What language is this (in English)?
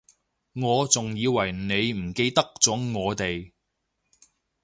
Cantonese